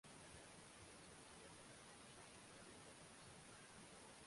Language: Swahili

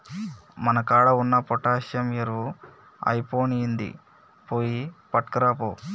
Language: Telugu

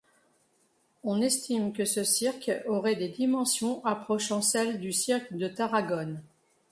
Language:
French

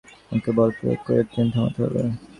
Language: Bangla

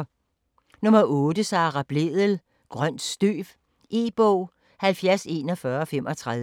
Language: Danish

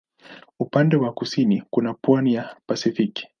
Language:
Swahili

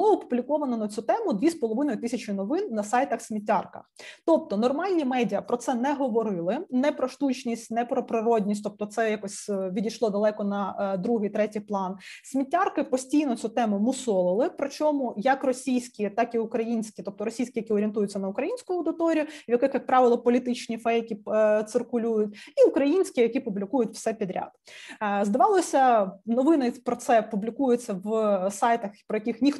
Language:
Ukrainian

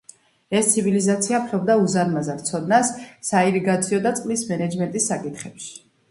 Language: Georgian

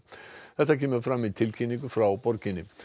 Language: Icelandic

